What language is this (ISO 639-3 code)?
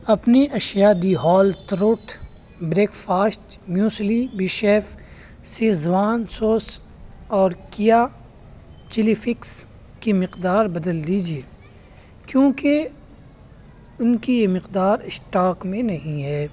urd